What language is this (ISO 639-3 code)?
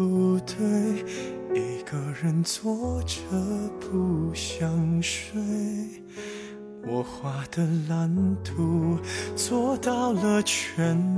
zho